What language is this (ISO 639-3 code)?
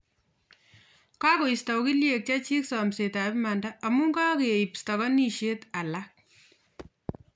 kln